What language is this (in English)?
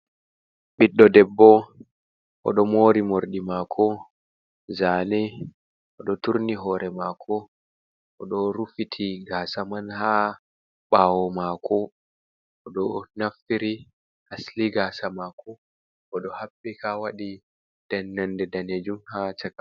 Fula